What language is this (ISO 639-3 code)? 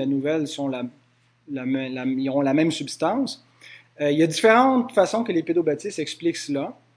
fra